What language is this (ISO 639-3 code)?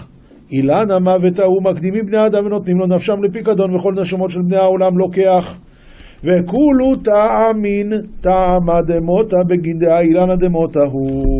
heb